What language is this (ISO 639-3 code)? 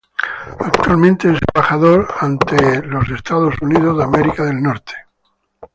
spa